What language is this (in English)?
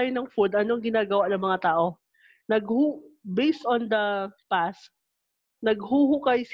Filipino